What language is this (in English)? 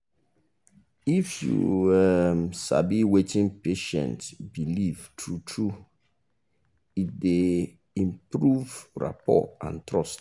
Nigerian Pidgin